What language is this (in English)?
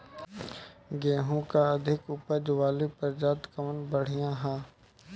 Bhojpuri